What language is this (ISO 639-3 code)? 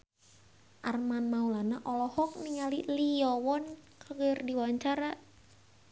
sun